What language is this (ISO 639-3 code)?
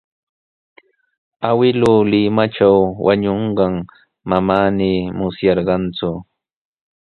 qws